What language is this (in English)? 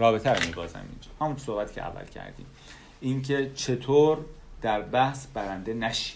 Persian